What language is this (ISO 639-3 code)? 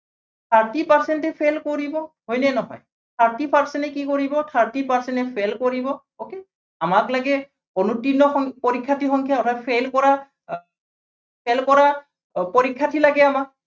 asm